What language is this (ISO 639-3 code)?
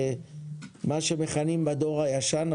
heb